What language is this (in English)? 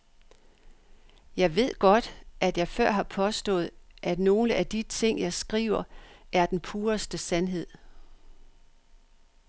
Danish